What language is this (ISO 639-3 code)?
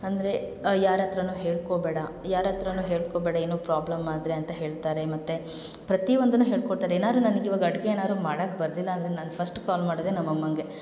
kan